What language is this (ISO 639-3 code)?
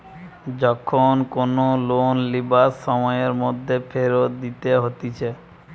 ben